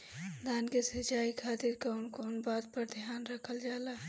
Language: Bhojpuri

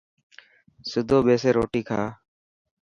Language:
Dhatki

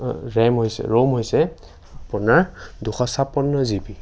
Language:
Assamese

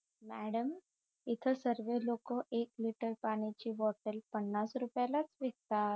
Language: Marathi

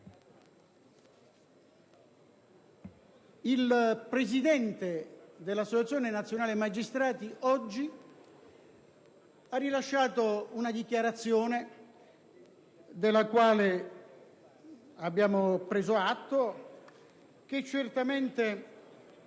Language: Italian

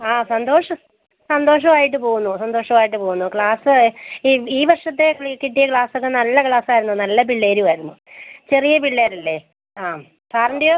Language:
Malayalam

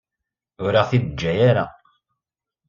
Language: Kabyle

